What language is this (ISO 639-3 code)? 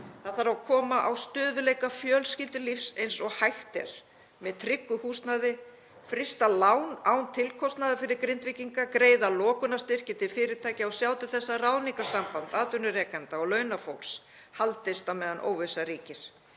isl